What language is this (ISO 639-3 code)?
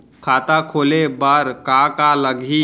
hne